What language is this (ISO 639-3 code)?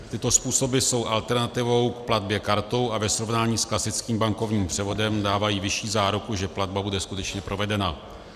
ces